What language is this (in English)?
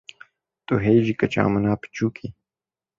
Kurdish